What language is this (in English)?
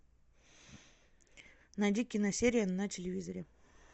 Russian